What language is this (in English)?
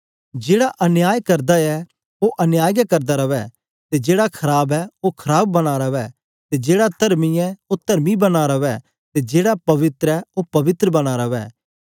Dogri